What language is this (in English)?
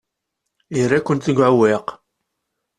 Kabyle